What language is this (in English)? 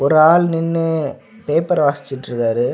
Tamil